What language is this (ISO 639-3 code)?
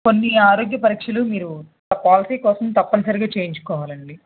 tel